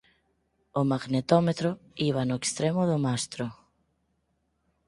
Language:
Galician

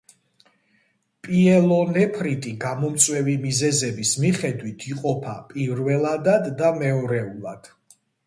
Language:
Georgian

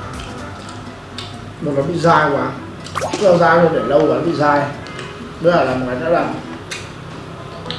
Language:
Vietnamese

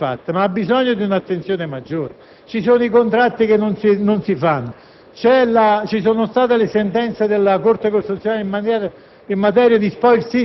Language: Italian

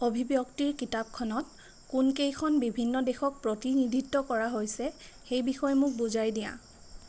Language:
Assamese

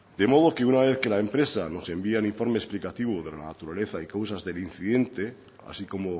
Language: Spanish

